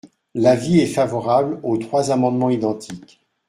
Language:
French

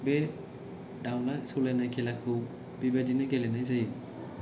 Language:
Bodo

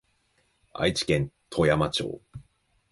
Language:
Japanese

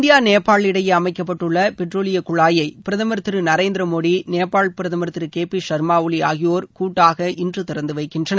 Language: Tamil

